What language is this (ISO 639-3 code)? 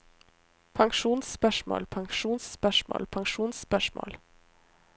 nor